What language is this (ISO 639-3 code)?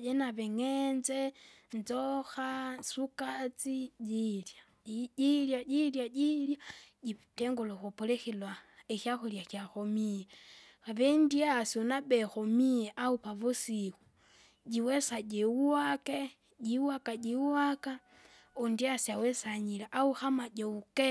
zga